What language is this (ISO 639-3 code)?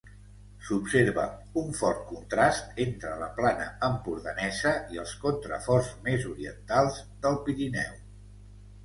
cat